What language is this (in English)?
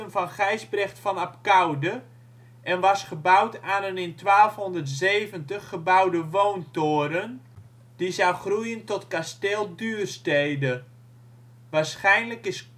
Dutch